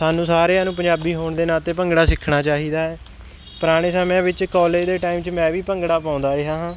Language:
Punjabi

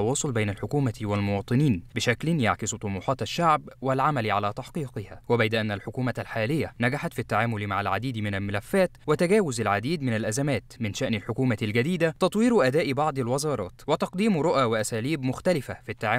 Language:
Arabic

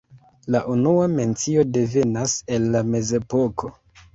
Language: Esperanto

